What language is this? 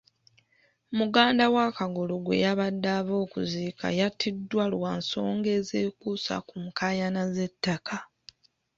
Ganda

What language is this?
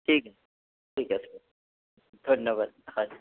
Assamese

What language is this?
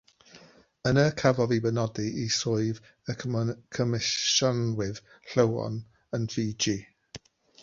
Welsh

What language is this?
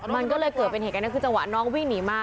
Thai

